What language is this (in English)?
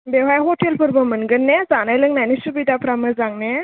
Bodo